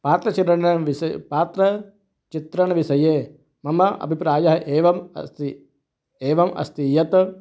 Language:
Sanskrit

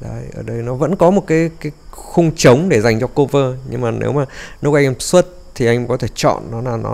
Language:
Vietnamese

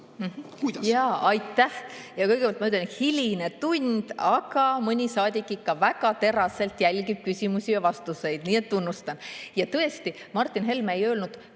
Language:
Estonian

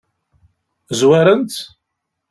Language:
Kabyle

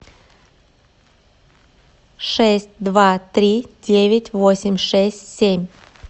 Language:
Russian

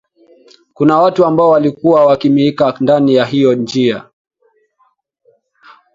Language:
Swahili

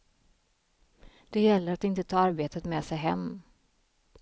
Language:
Swedish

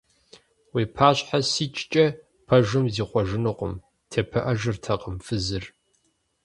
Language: Kabardian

